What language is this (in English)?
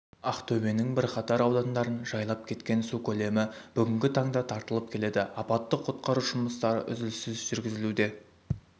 Kazakh